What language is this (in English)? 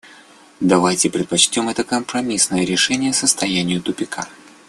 Russian